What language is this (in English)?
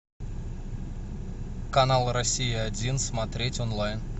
Russian